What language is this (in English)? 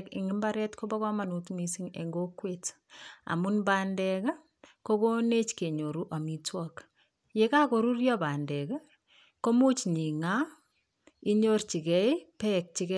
Kalenjin